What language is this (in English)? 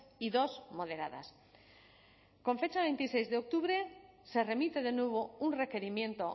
Spanish